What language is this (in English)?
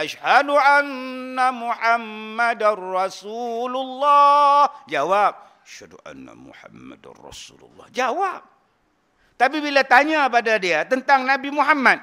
Malay